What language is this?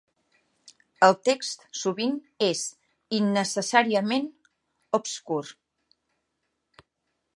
Catalan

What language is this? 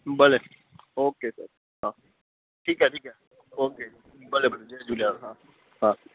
Sindhi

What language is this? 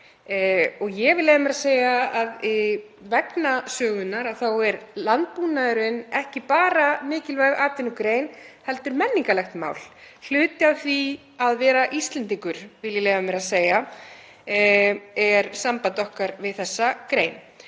Icelandic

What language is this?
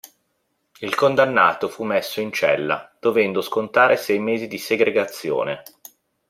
Italian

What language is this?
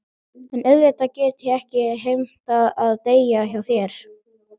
Icelandic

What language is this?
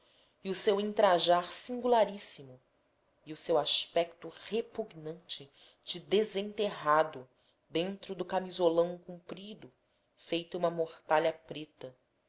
Portuguese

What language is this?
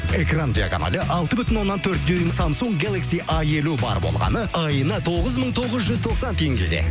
Kazakh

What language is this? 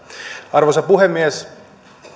Finnish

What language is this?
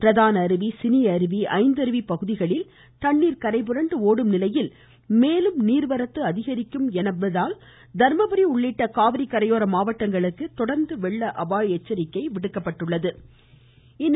Tamil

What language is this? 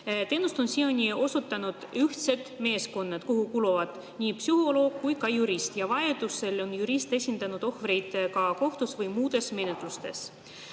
Estonian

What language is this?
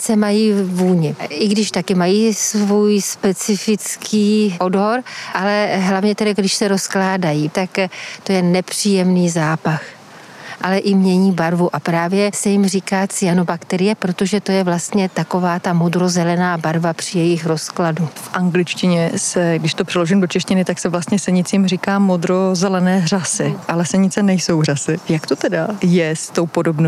Czech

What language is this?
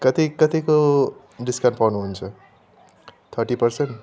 Nepali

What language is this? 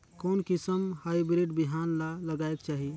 Chhattisgarhi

